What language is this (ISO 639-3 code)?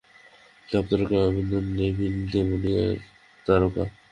ben